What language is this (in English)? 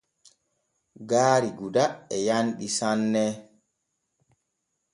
Borgu Fulfulde